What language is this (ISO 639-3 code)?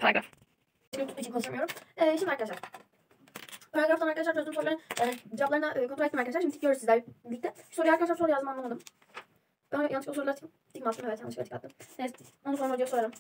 tur